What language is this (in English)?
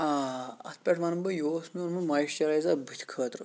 Kashmiri